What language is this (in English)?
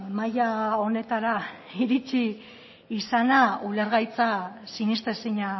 Basque